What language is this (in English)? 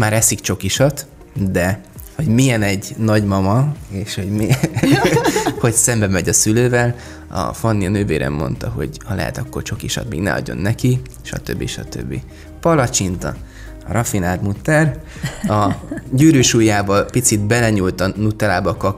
Hungarian